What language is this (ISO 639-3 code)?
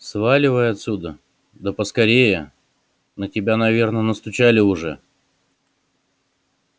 rus